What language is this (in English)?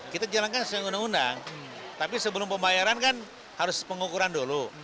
Indonesian